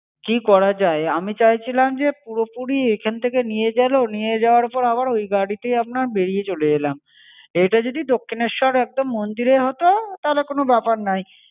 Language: Bangla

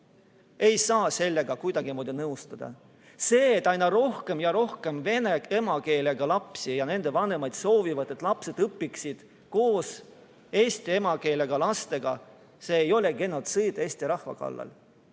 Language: Estonian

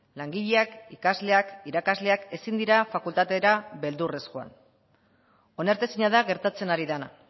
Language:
Basque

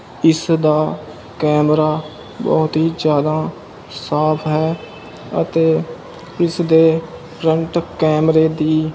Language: Punjabi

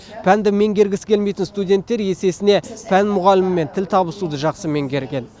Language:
Kazakh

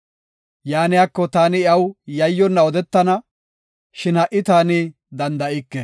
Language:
Gofa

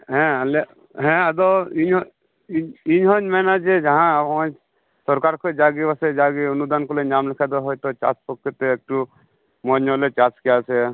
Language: Santali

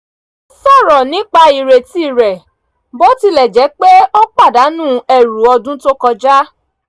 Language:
Yoruba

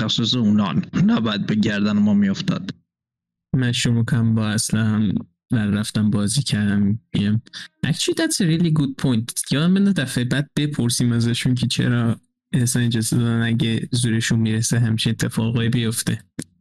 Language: Persian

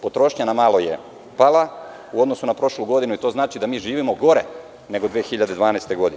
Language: Serbian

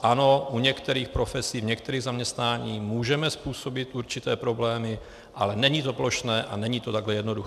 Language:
Czech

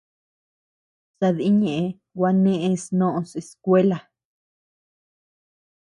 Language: Tepeuxila Cuicatec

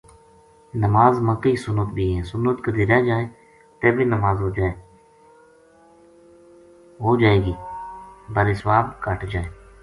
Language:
Gujari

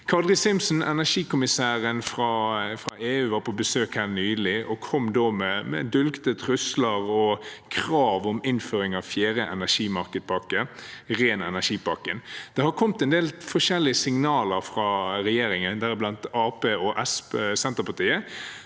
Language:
Norwegian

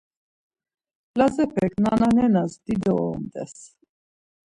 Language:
Laz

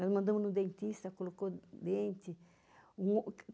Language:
Portuguese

